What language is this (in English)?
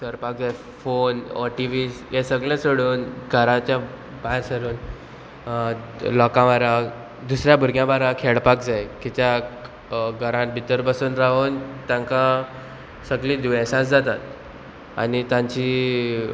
Konkani